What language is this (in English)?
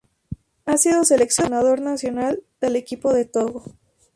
Spanish